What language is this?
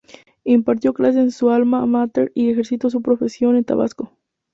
Spanish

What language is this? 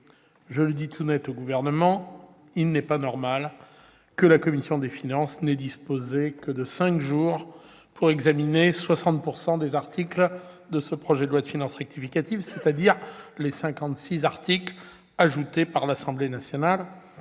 French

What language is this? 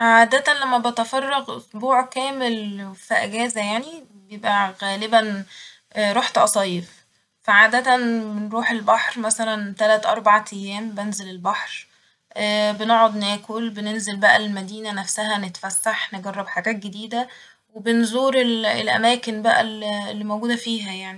Egyptian Arabic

